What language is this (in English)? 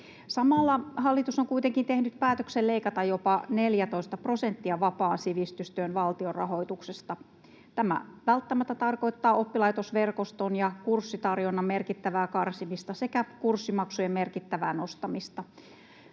Finnish